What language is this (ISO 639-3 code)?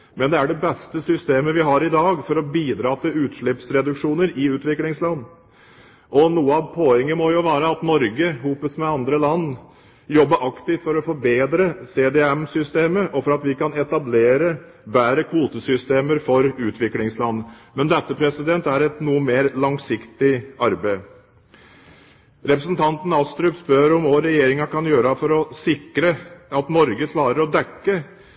nob